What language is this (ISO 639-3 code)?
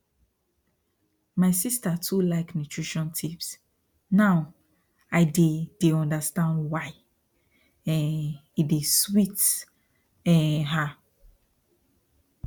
pcm